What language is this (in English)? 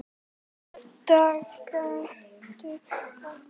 Icelandic